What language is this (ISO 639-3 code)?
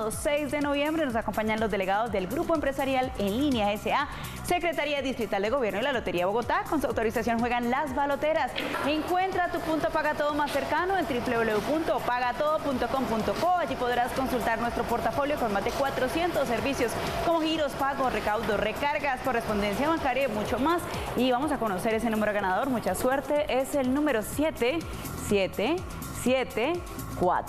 spa